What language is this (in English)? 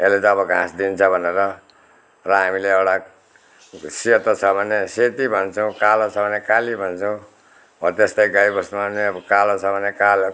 Nepali